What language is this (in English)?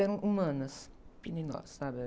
Portuguese